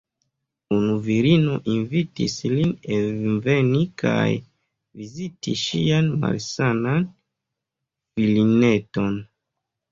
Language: Esperanto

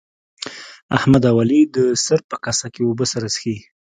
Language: Pashto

